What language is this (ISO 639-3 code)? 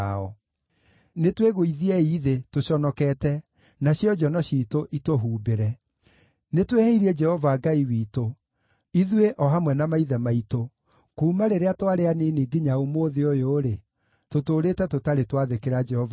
kik